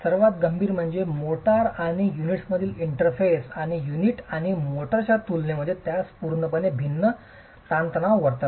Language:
Marathi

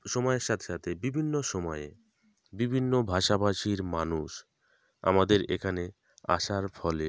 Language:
Bangla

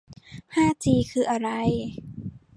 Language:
Thai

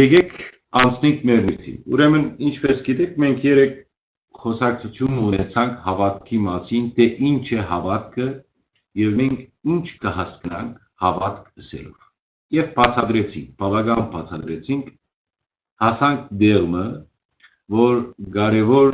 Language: Armenian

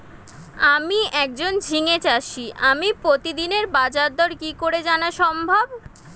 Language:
Bangla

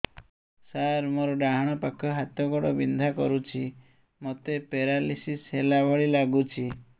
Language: Odia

